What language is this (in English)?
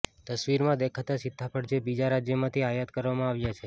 Gujarati